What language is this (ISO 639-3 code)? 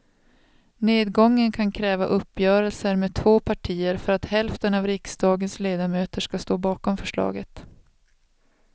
swe